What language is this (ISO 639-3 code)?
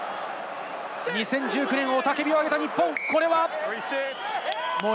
jpn